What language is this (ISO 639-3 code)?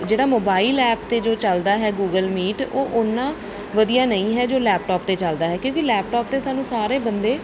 pan